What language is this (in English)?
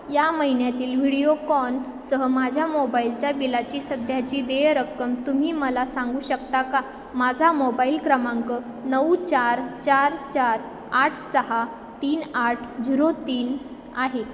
Marathi